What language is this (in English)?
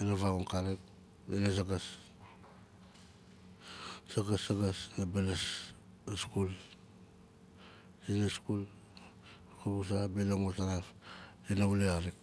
Nalik